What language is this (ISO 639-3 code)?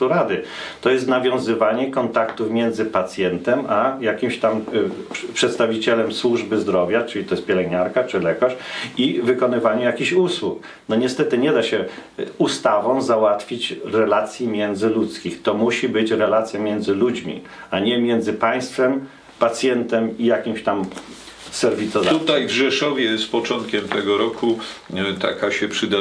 pol